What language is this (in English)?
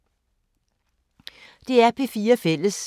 Danish